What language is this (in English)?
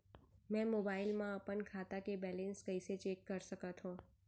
Chhattisgarhi